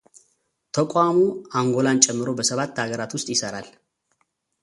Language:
Amharic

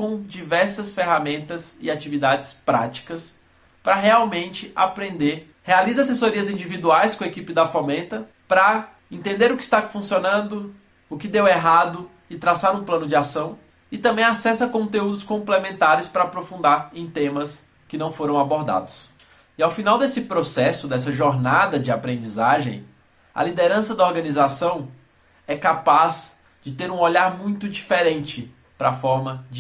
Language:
Portuguese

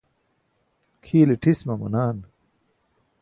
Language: Burushaski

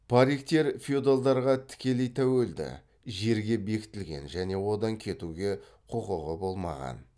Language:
Kazakh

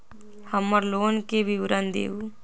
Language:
Magahi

